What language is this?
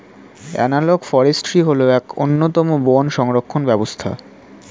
Bangla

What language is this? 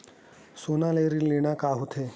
Chhattisgarhi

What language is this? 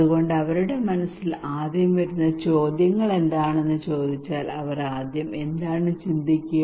Malayalam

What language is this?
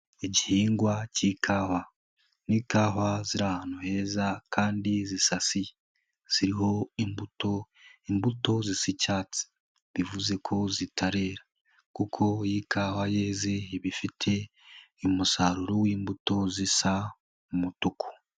Kinyarwanda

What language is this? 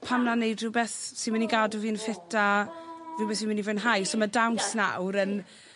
Welsh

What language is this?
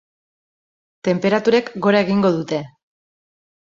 Basque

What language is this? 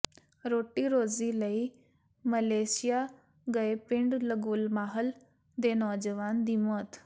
Punjabi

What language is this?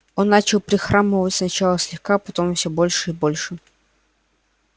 Russian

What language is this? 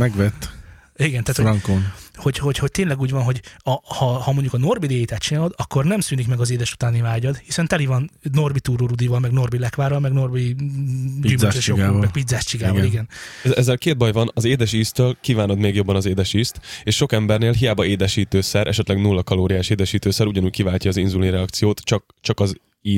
Hungarian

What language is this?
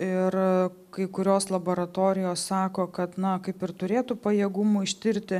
Lithuanian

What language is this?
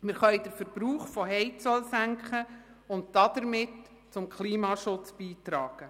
Swiss German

